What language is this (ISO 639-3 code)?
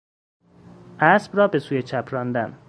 fas